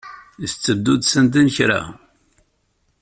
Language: Kabyle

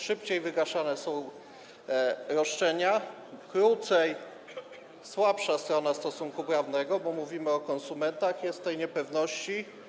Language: Polish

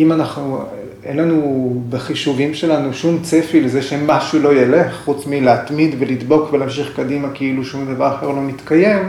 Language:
Hebrew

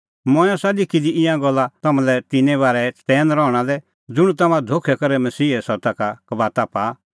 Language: Kullu Pahari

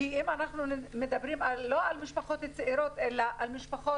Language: Hebrew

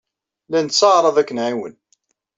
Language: Kabyle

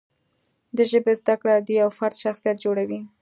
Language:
Pashto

